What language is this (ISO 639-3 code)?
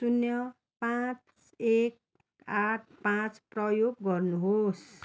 nep